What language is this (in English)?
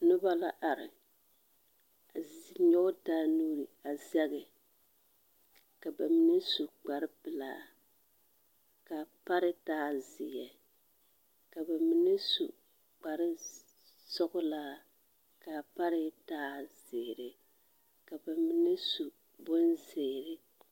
Southern Dagaare